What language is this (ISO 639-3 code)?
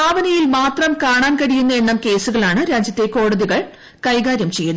mal